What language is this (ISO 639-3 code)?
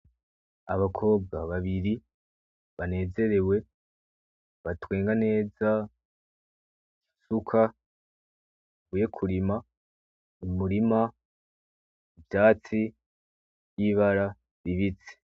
run